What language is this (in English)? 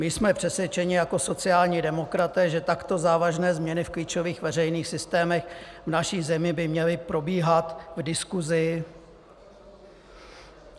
Czech